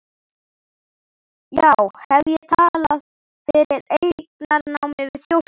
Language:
Icelandic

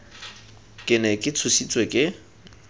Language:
Tswana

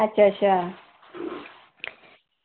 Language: Dogri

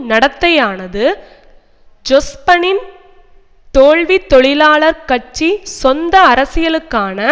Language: Tamil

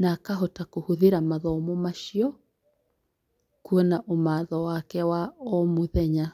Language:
Kikuyu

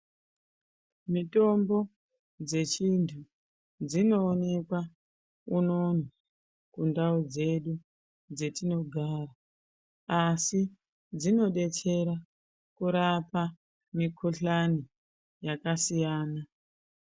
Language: Ndau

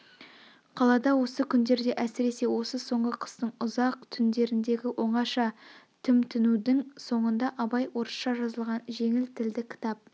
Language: Kazakh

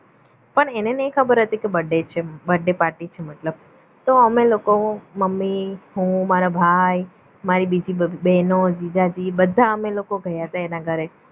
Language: Gujarati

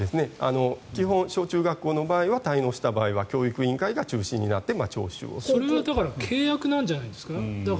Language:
Japanese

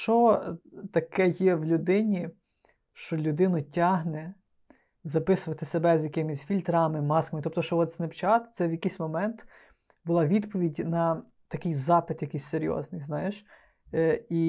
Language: Ukrainian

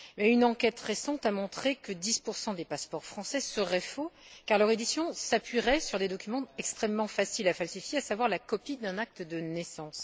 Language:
French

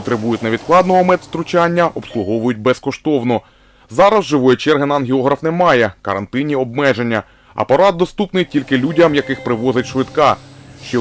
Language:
Ukrainian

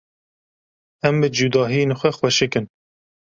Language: Kurdish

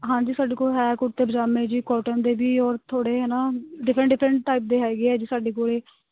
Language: Punjabi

